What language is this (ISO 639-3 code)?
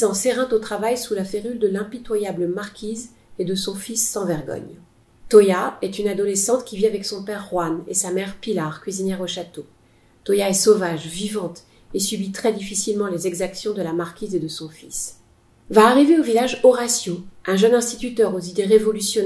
fra